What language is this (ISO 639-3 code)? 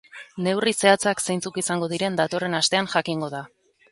eus